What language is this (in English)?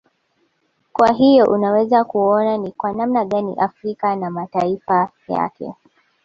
Swahili